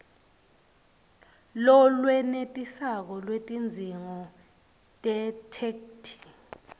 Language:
Swati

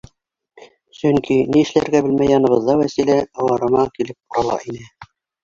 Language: Bashkir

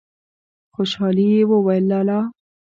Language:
Pashto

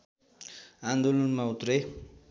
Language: Nepali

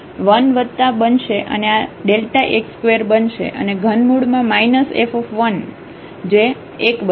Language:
Gujarati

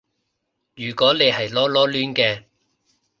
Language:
Cantonese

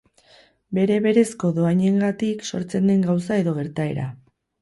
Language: Basque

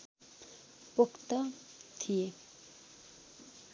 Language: Nepali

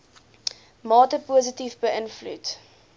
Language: Afrikaans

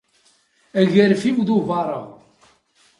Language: Kabyle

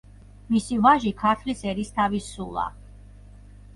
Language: Georgian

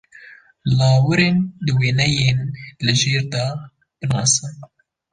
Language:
Kurdish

